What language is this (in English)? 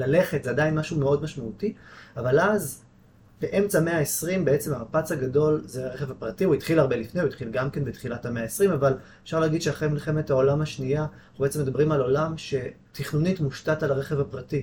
Hebrew